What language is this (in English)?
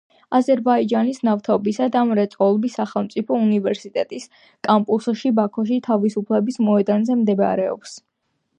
Georgian